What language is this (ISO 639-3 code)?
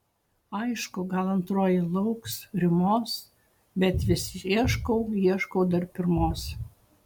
lit